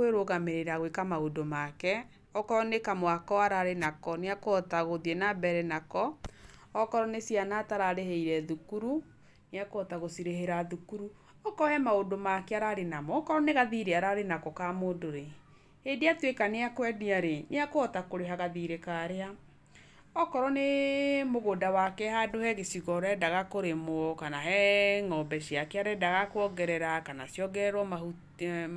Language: Kikuyu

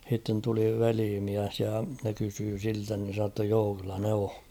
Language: Finnish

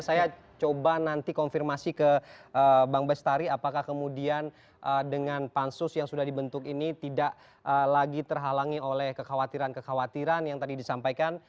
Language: Indonesian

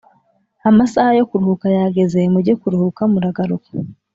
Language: Kinyarwanda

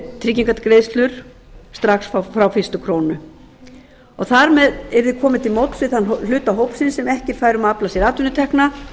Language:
Icelandic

